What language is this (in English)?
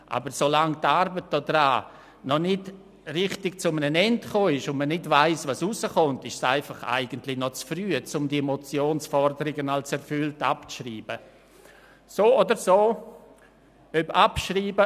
Swiss German